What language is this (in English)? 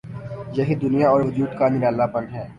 Urdu